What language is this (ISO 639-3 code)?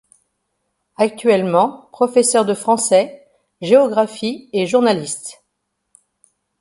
fra